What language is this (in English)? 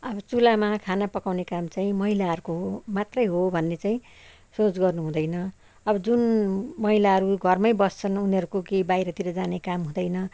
Nepali